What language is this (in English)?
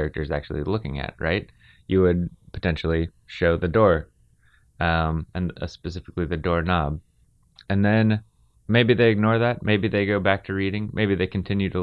English